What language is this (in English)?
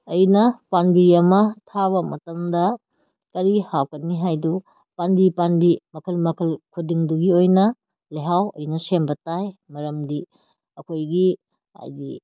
Manipuri